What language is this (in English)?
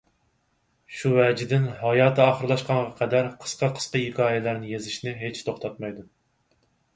Uyghur